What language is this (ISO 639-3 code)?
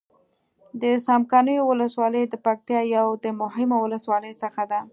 pus